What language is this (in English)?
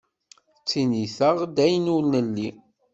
Kabyle